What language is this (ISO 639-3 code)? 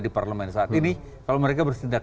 ind